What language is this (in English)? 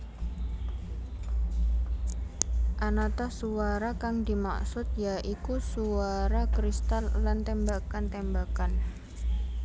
Javanese